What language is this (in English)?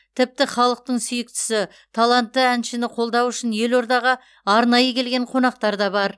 Kazakh